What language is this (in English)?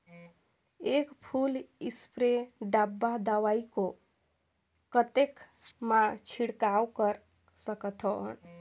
Chhattisgarhi